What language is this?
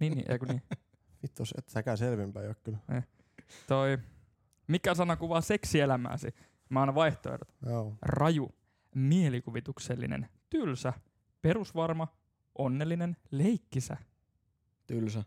Finnish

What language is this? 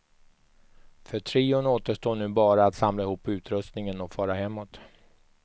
Swedish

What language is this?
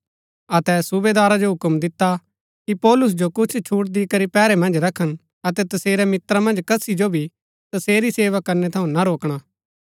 Gaddi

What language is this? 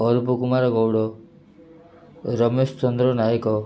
Odia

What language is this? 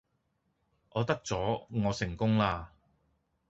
Cantonese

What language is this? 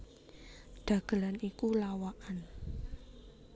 Javanese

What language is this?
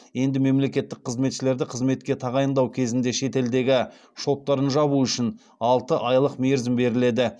Kazakh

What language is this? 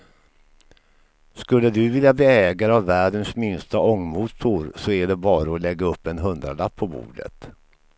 Swedish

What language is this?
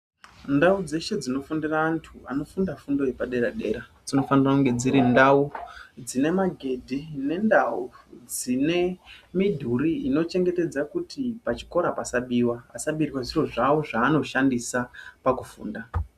Ndau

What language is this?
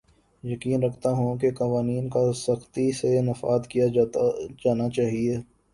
Urdu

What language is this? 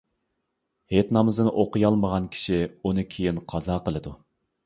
Uyghur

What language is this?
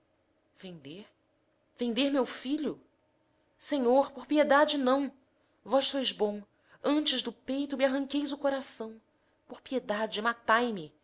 Portuguese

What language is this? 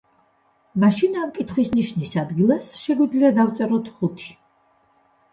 Georgian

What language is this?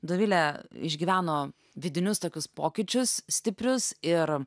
Lithuanian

